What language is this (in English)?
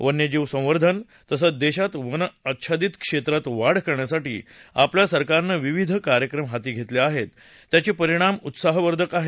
Marathi